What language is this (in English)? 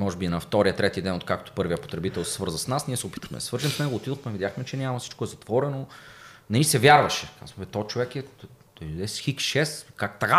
Bulgarian